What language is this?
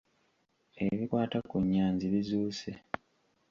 Ganda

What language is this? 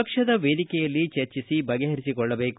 Kannada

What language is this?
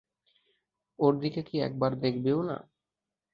Bangla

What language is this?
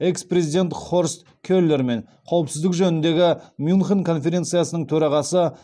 Kazakh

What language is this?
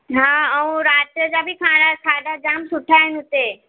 Sindhi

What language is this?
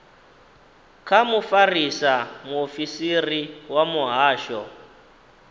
Venda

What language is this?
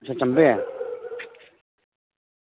Dogri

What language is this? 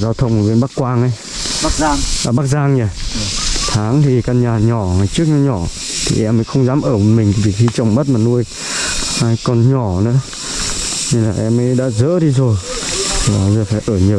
Vietnamese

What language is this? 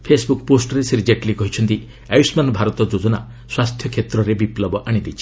Odia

